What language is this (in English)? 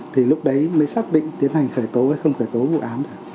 Vietnamese